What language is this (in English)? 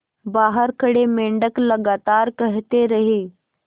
Hindi